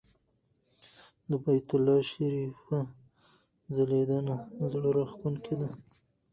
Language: Pashto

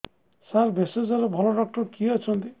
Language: Odia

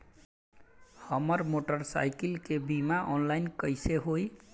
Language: Bhojpuri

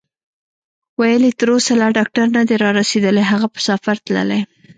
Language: Pashto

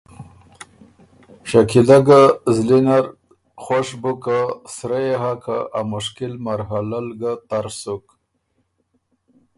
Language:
Ormuri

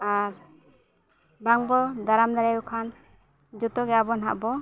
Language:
Santali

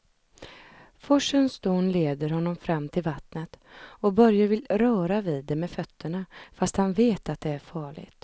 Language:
Swedish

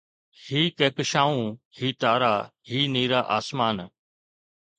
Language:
Sindhi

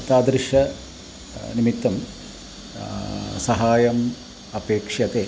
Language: Sanskrit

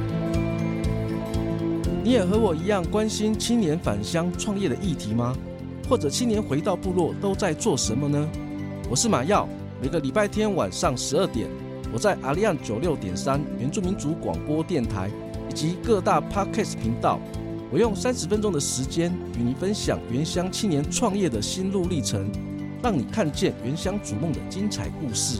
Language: Chinese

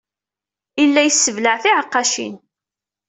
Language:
Kabyle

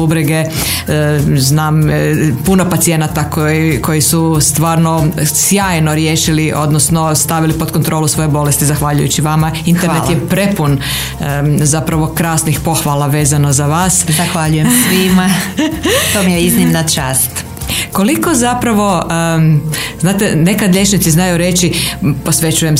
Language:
Croatian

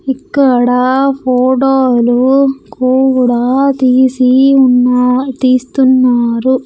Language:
Telugu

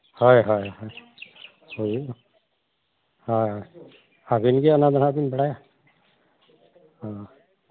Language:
Santali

